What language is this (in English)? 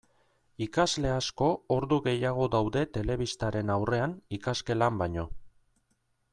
Basque